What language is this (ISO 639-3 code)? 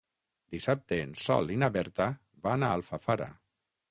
cat